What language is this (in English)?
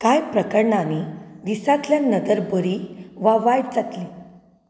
Konkani